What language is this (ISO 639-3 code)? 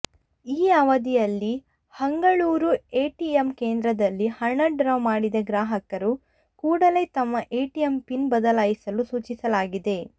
kan